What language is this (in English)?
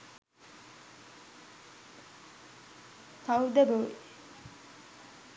Sinhala